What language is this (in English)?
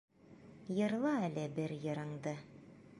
Bashkir